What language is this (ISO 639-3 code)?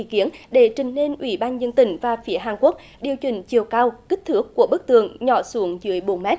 vie